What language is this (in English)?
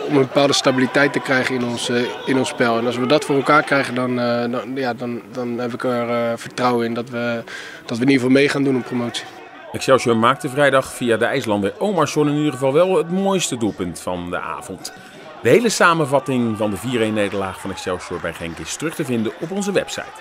Dutch